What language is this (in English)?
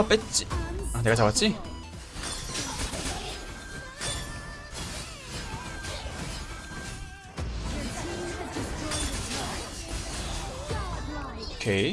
Korean